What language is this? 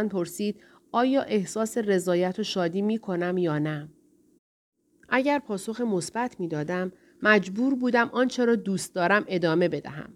Persian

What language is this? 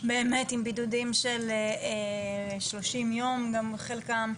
Hebrew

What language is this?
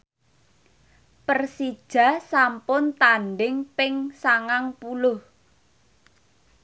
Javanese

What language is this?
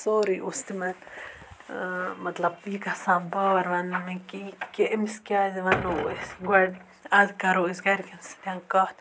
Kashmiri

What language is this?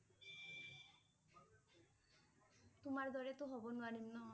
Assamese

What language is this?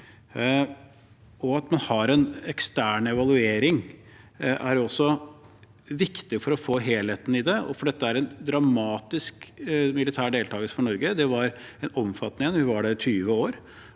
Norwegian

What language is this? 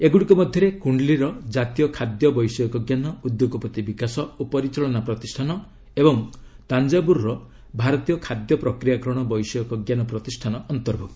Odia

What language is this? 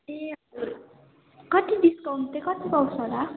Nepali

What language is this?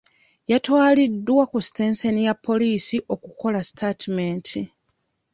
Ganda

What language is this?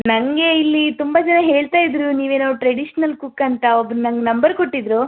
Kannada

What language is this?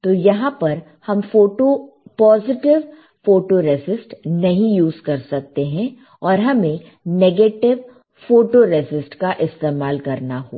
Hindi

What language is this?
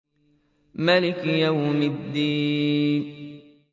Arabic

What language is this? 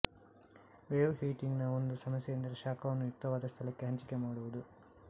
Kannada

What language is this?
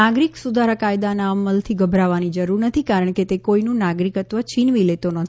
Gujarati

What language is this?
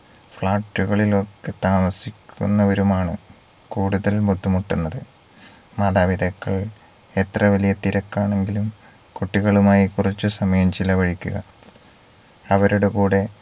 Malayalam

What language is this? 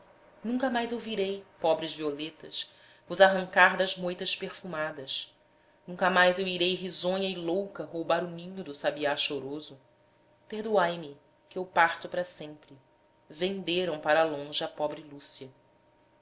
Portuguese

